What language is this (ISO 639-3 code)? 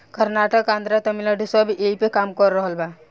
bho